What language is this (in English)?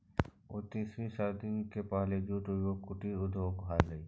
Magahi